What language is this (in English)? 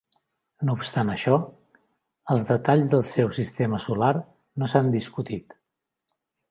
Catalan